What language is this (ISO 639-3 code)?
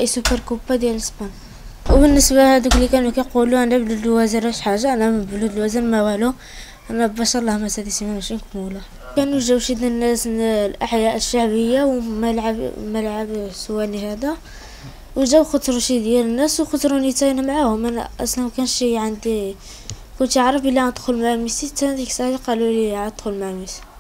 ara